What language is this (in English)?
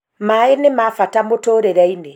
Kikuyu